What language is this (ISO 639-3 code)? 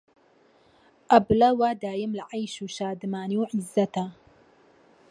ckb